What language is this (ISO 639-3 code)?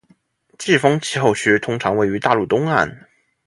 zho